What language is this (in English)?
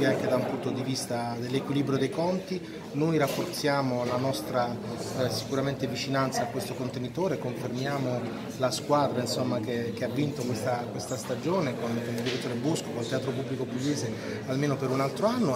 Italian